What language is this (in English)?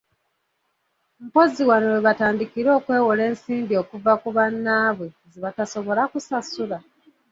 Ganda